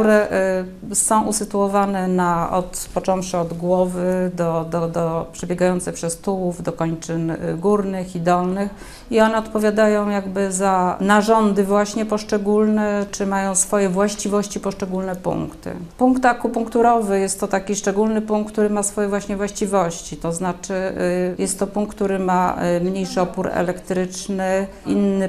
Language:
Polish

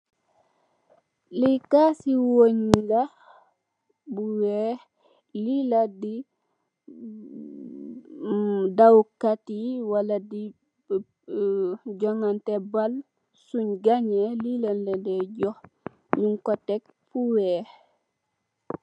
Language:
Wolof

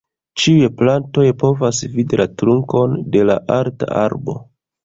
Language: Esperanto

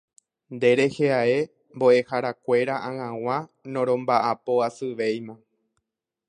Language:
Guarani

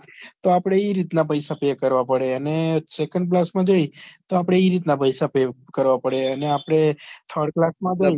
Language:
Gujarati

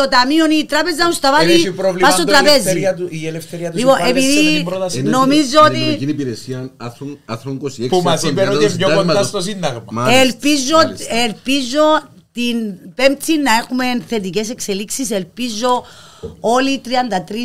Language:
Greek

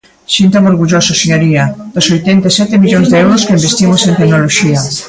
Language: Galician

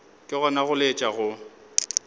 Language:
Northern Sotho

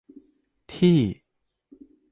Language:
Thai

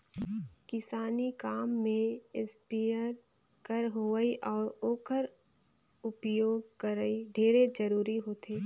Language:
Chhattisgarhi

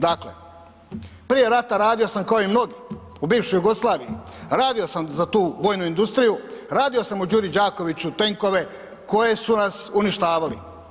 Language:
Croatian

